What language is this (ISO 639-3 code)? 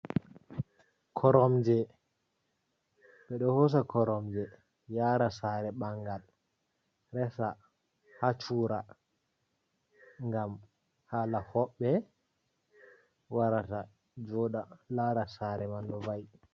ful